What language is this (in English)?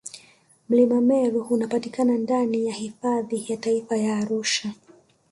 Swahili